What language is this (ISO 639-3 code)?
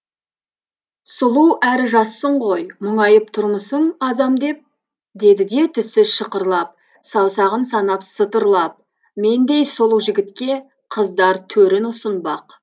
kaz